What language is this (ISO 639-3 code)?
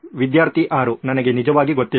kan